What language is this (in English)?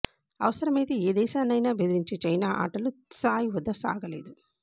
Telugu